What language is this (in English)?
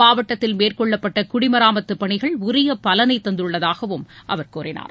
Tamil